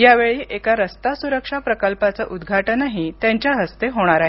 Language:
Marathi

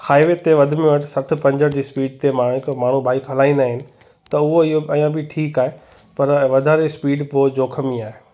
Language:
Sindhi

